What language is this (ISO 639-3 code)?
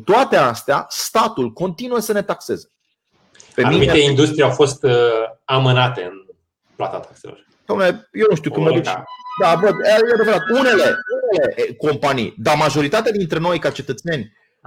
ron